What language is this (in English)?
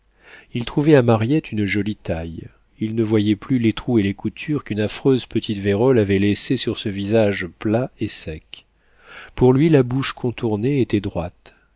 French